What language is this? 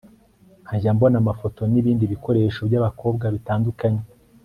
Kinyarwanda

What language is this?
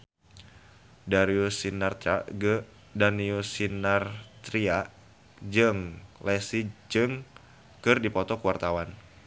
Sundanese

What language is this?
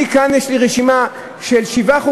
Hebrew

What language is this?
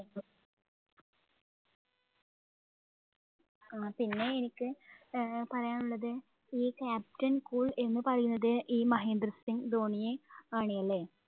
Malayalam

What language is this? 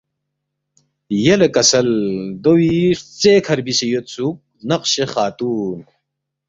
Balti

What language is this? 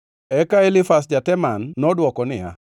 Luo (Kenya and Tanzania)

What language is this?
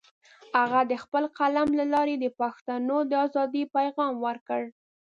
Pashto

